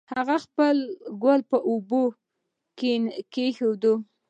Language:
Pashto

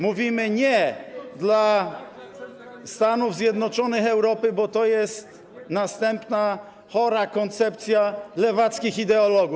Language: Polish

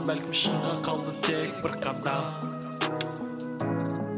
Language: Kazakh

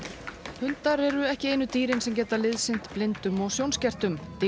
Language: Icelandic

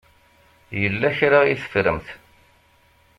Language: Kabyle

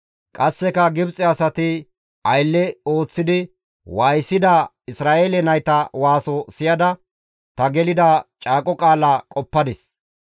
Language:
Gamo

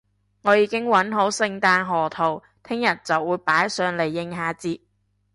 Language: Cantonese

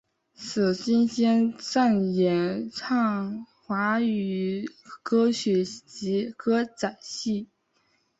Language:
Chinese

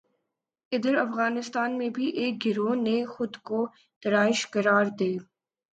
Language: Urdu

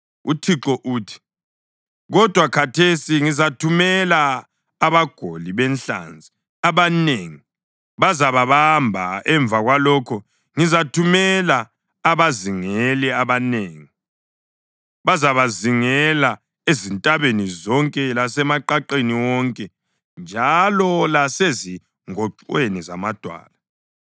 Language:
North Ndebele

